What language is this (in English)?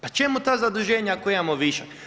Croatian